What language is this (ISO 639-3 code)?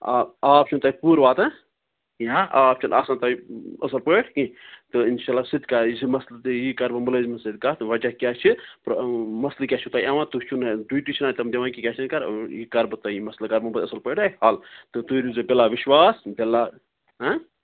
kas